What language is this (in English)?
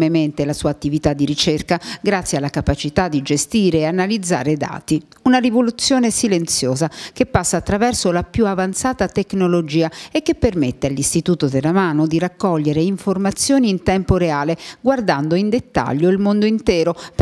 Italian